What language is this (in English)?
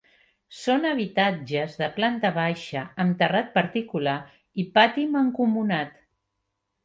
Catalan